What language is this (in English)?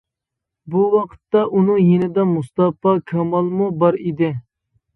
Uyghur